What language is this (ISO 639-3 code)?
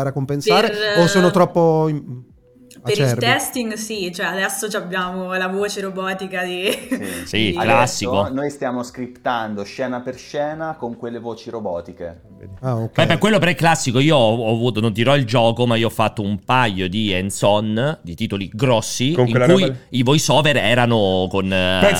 ita